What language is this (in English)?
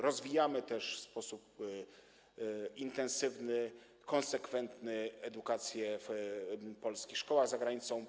Polish